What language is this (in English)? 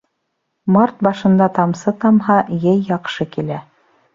Bashkir